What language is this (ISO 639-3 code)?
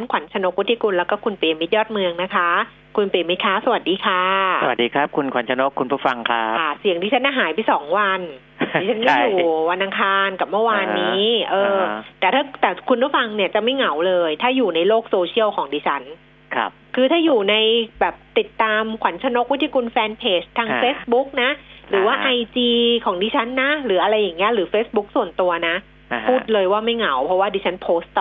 tha